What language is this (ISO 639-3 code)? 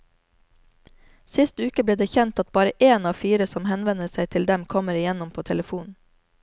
nor